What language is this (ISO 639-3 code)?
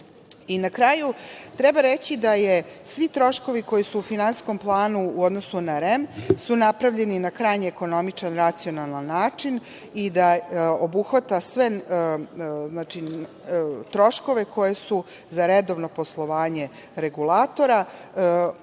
srp